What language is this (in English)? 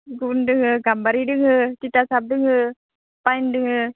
Bodo